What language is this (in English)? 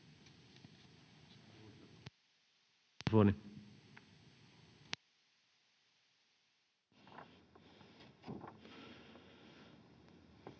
Finnish